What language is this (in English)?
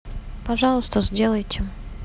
Russian